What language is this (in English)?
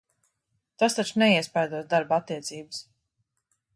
Latvian